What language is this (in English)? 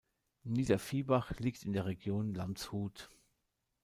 German